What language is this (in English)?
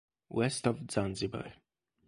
Italian